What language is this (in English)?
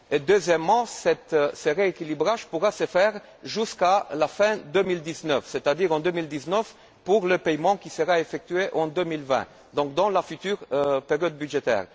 French